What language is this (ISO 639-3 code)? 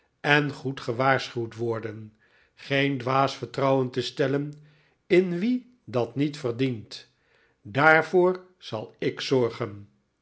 nld